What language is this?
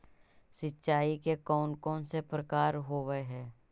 Magahi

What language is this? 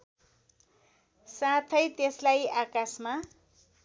Nepali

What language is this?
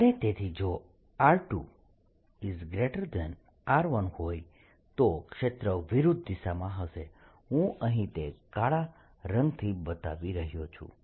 Gujarati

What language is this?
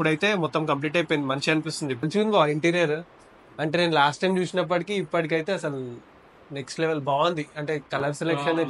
Telugu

